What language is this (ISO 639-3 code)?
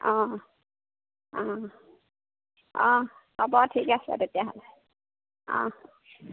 asm